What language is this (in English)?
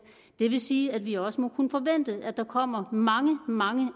Danish